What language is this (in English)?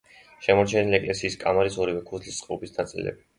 Georgian